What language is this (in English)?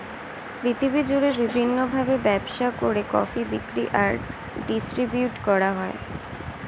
Bangla